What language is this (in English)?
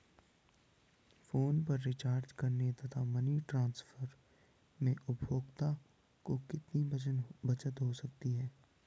Hindi